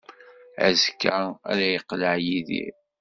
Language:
Kabyle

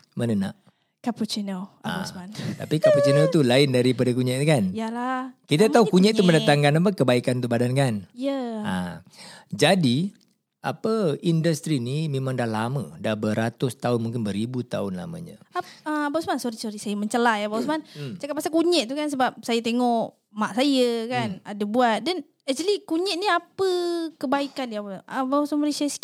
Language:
Malay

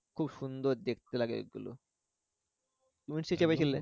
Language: Bangla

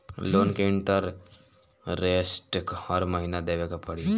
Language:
Bhojpuri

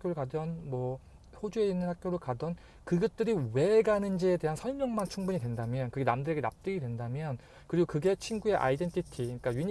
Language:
Korean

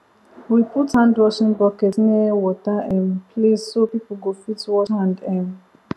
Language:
Nigerian Pidgin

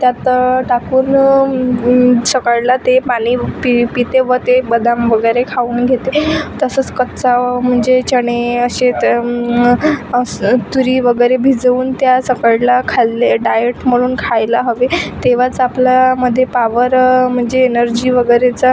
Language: Marathi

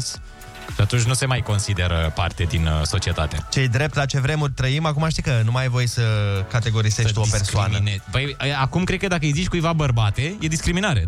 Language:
Romanian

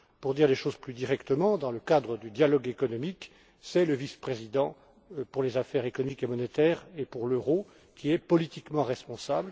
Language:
French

